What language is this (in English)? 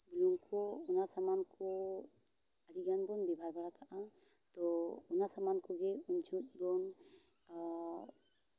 Santali